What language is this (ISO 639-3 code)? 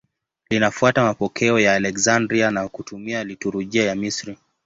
swa